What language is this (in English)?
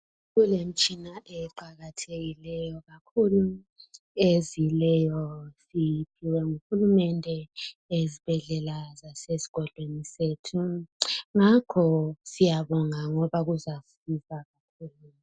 North Ndebele